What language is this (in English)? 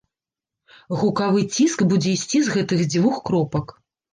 Belarusian